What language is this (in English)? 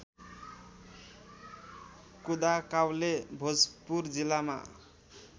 Nepali